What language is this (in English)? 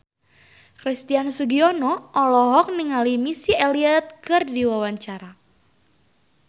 Sundanese